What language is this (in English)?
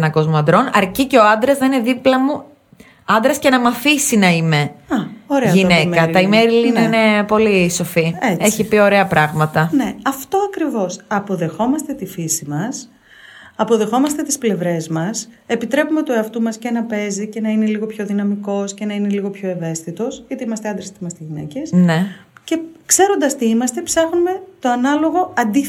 Greek